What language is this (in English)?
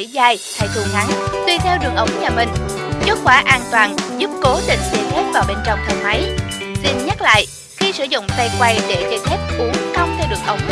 Vietnamese